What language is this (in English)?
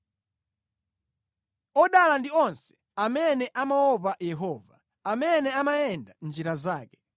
Nyanja